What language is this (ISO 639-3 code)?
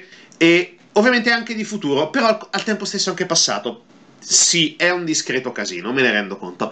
ita